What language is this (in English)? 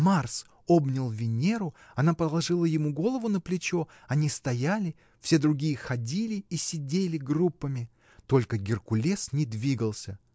Russian